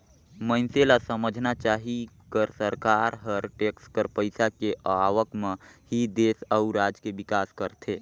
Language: Chhattisgarhi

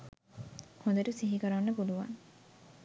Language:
Sinhala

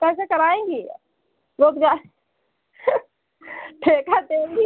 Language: Hindi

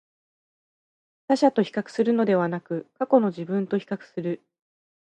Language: Japanese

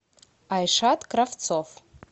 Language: Russian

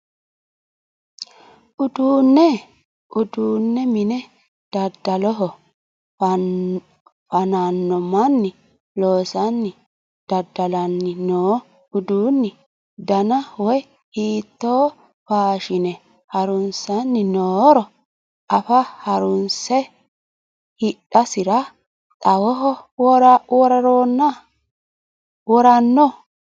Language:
Sidamo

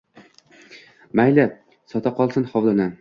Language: Uzbek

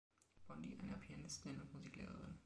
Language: German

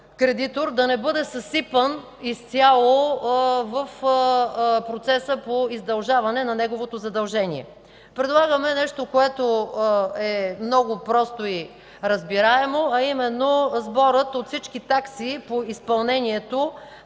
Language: Bulgarian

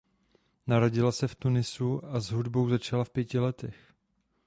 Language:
Czech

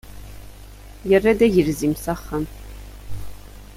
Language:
Kabyle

